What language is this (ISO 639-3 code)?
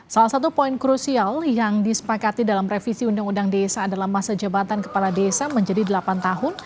ind